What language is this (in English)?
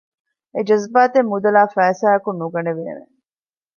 Divehi